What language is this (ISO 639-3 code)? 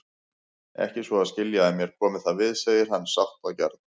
isl